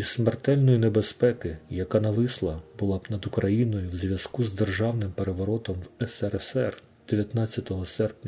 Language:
Ukrainian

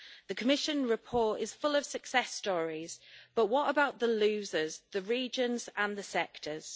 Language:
English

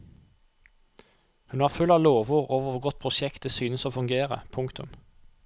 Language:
Norwegian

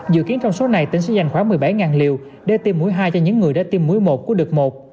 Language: Vietnamese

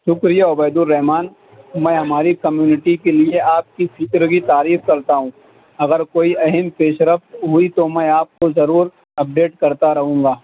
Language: Urdu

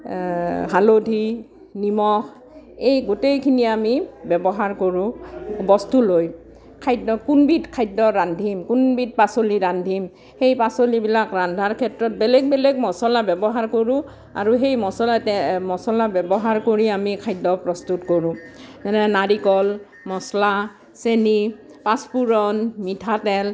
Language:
Assamese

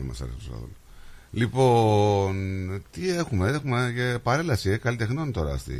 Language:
Greek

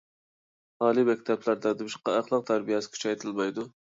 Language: Uyghur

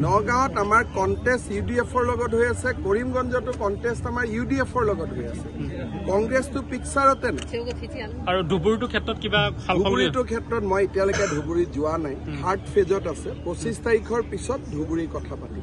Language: Bangla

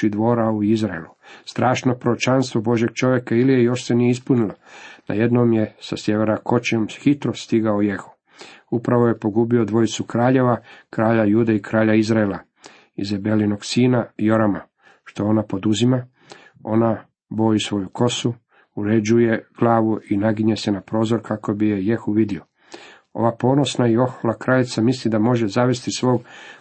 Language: Croatian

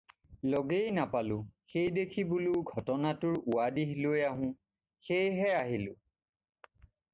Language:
Assamese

